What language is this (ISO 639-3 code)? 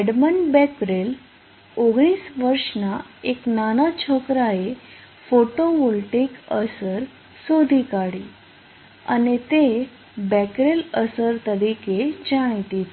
guj